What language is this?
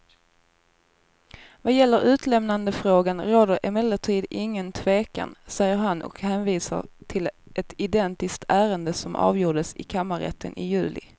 Swedish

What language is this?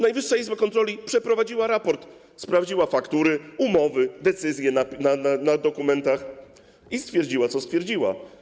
Polish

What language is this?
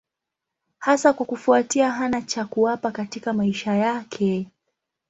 Swahili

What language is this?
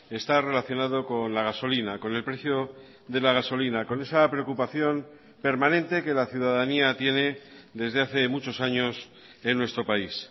Spanish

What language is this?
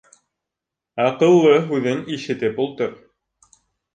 Bashkir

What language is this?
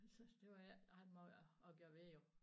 Danish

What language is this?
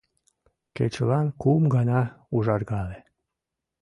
Mari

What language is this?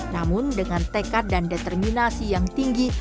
Indonesian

